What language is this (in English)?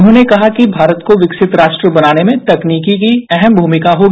Hindi